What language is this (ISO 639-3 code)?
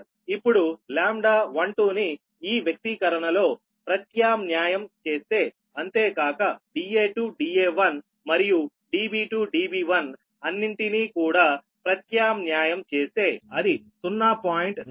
tel